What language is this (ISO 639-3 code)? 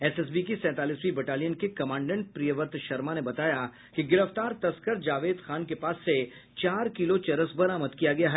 hin